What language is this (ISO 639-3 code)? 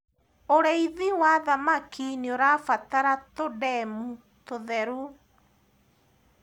kik